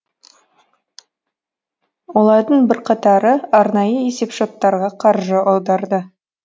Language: Kazakh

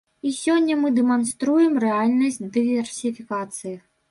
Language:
Belarusian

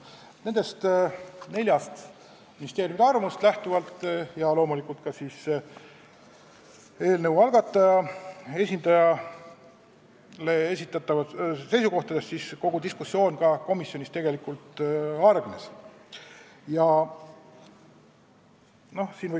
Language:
Estonian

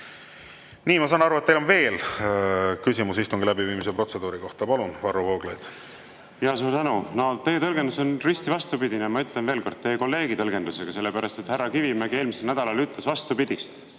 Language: Estonian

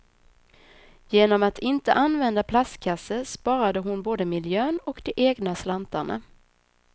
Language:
Swedish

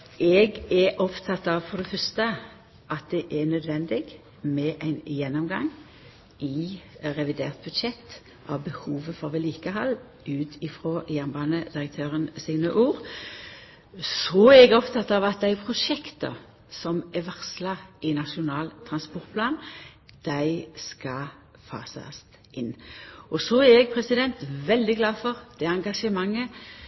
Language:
Norwegian Nynorsk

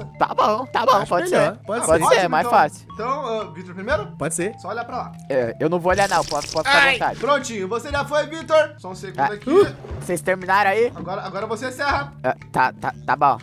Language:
Portuguese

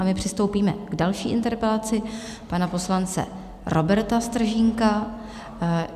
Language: Czech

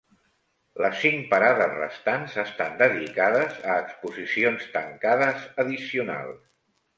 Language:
Catalan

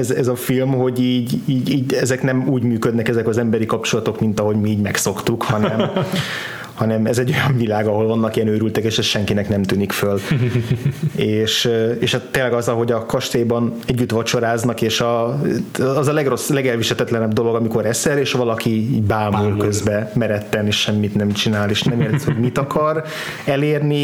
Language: Hungarian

